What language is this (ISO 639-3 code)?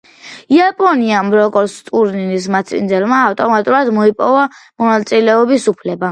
kat